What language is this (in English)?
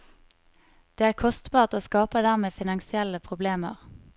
Norwegian